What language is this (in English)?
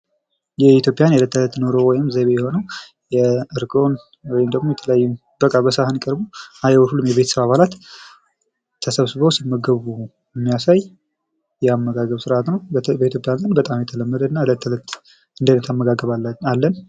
Amharic